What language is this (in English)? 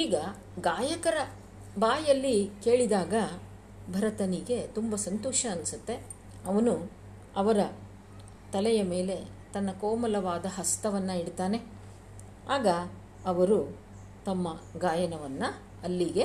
Kannada